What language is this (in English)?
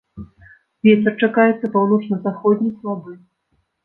Belarusian